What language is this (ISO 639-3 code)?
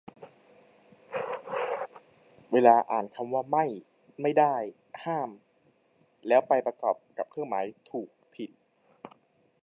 tha